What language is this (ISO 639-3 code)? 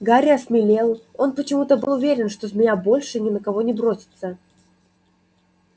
rus